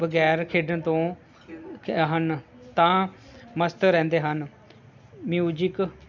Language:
Punjabi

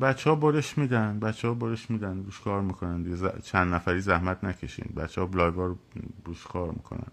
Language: Persian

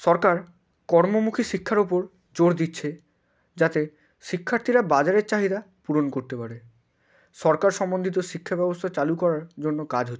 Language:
Bangla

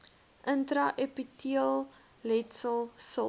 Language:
Afrikaans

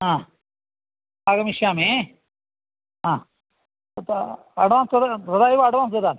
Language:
Sanskrit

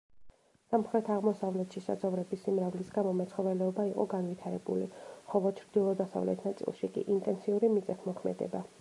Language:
Georgian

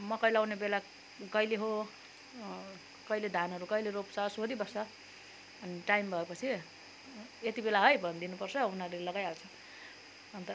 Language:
Nepali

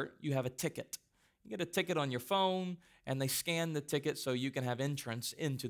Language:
English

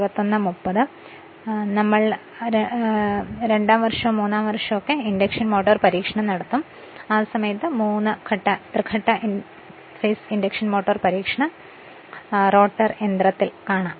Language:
Malayalam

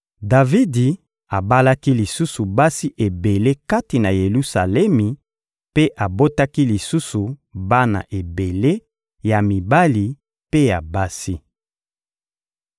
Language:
Lingala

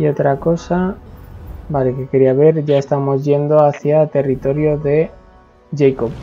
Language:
Spanish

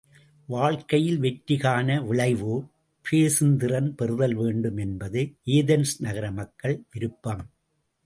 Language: Tamil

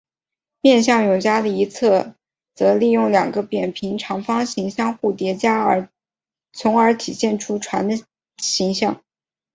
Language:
Chinese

